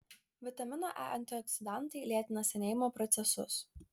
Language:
Lithuanian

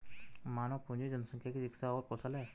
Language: Hindi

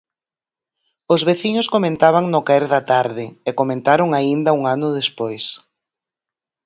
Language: Galician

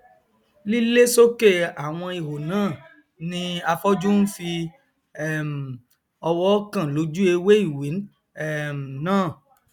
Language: Yoruba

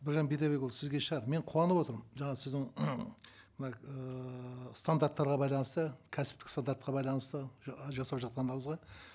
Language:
Kazakh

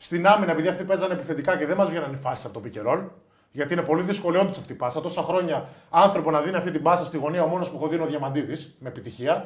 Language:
Greek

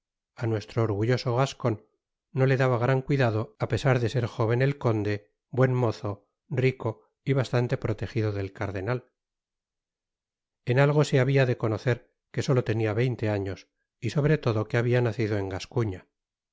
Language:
Spanish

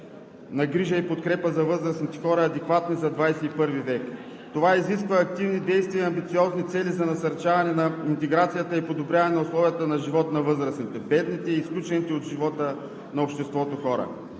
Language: Bulgarian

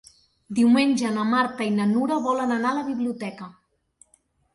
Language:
Catalan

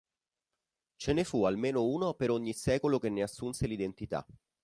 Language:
Italian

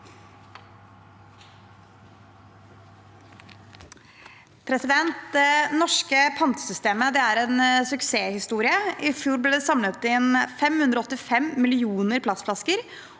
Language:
Norwegian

